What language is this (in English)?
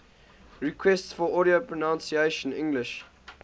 English